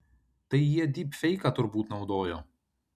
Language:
Lithuanian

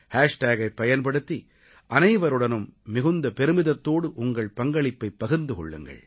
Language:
Tamil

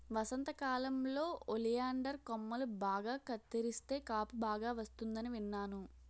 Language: Telugu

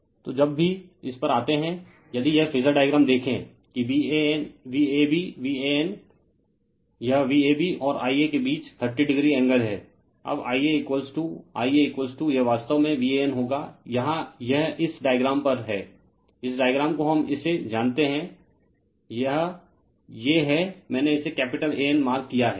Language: Hindi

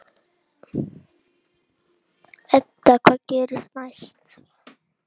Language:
Icelandic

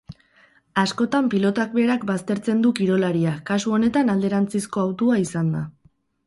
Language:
Basque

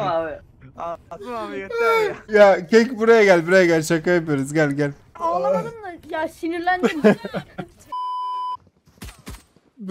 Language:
Turkish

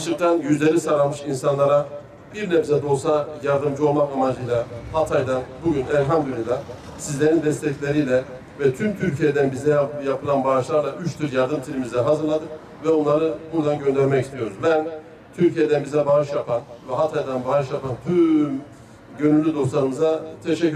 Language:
Turkish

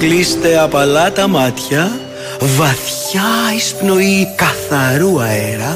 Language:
Greek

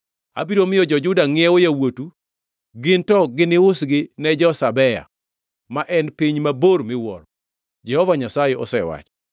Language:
Luo (Kenya and Tanzania)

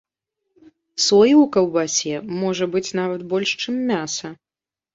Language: Belarusian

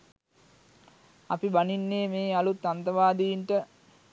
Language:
Sinhala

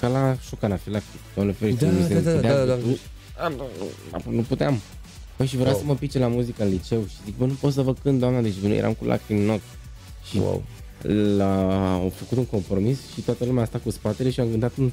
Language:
Romanian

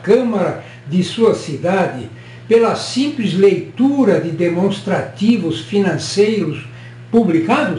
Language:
Portuguese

